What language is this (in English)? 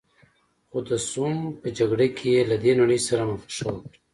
Pashto